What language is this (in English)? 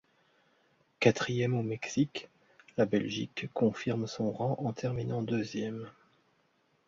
French